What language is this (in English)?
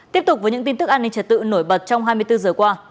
Vietnamese